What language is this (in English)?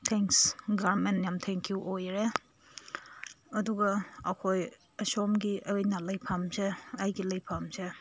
Manipuri